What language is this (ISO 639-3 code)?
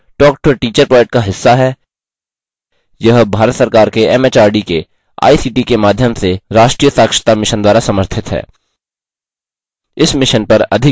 hin